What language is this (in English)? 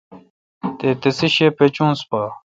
Kalkoti